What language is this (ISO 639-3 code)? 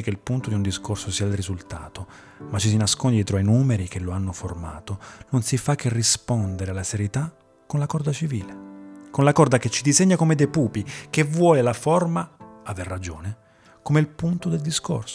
ita